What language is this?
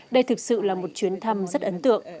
Vietnamese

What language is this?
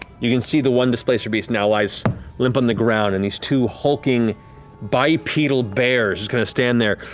English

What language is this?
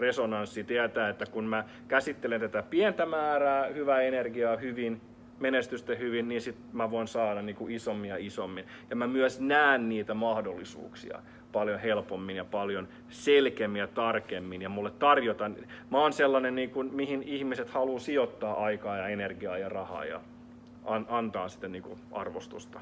Finnish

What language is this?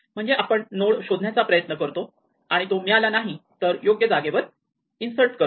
Marathi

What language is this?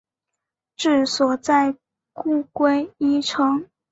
Chinese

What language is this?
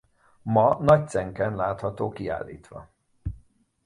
Hungarian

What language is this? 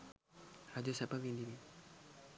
Sinhala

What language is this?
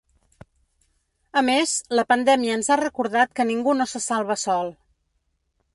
Catalan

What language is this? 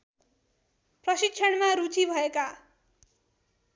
Nepali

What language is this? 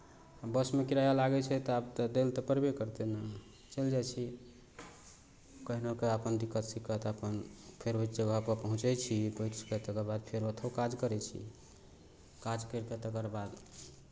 Maithili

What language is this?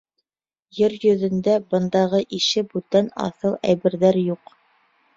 Bashkir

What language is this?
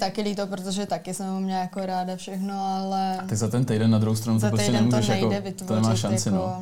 Czech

